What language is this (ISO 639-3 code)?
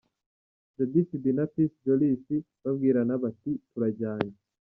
kin